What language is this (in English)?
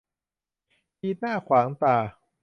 Thai